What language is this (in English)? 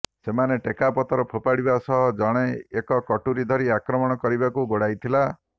Odia